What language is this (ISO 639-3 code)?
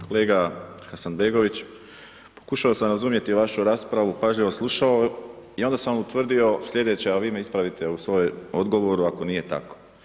hrv